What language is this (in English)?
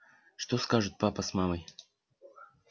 Russian